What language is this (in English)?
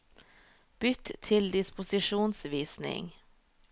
Norwegian